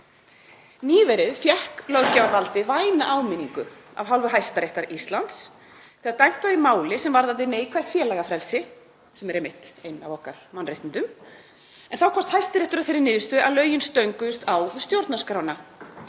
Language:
Icelandic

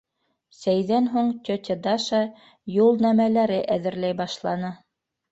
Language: Bashkir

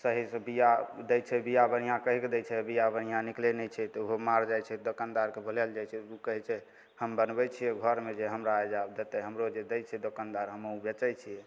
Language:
Maithili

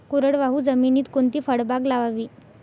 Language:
Marathi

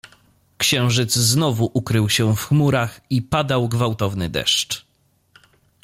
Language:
Polish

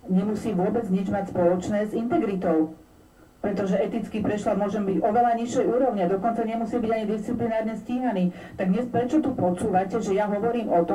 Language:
Slovak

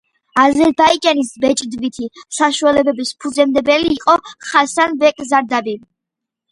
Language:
Georgian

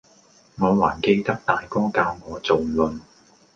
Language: Cantonese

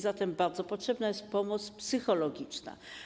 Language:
Polish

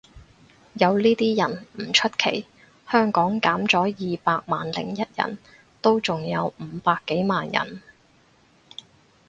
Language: Cantonese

